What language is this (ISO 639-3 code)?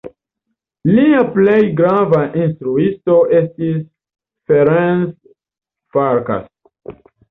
epo